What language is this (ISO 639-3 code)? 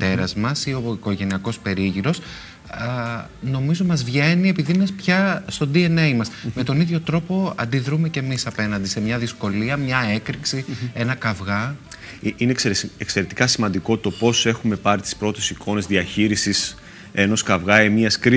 ell